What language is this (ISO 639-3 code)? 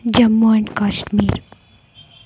kan